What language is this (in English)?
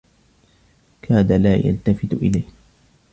Arabic